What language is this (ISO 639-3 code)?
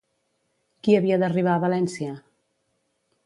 cat